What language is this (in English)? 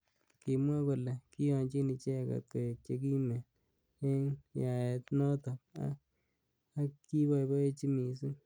Kalenjin